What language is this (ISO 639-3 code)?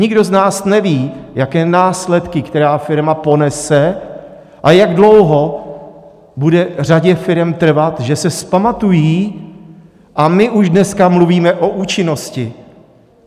ces